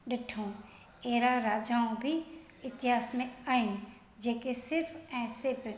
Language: Sindhi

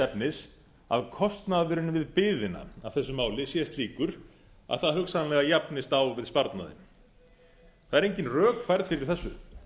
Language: Icelandic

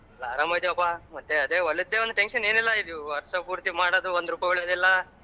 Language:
Kannada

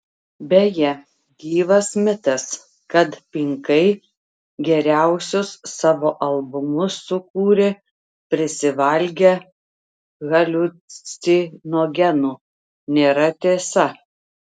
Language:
Lithuanian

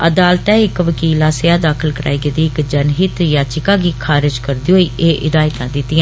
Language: Dogri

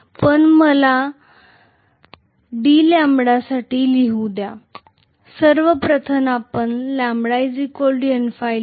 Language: Marathi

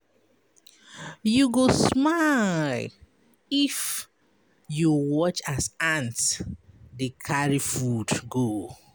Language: Nigerian Pidgin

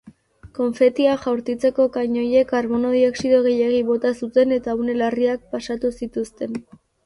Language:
Basque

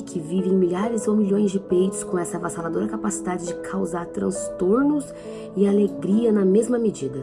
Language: Portuguese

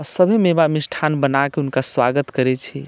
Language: Maithili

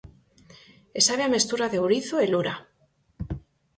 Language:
Galician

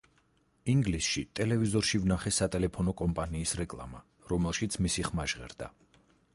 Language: Georgian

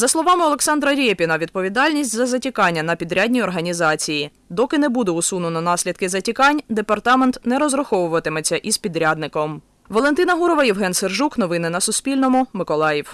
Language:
Ukrainian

